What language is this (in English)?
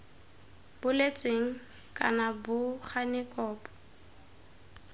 Tswana